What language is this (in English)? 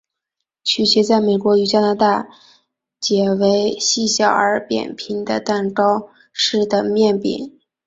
Chinese